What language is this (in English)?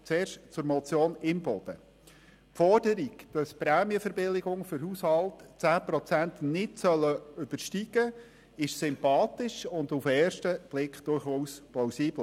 Swiss German